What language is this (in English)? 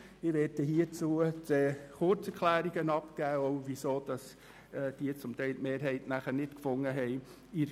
Swiss German